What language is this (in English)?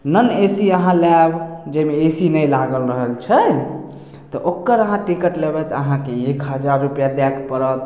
Maithili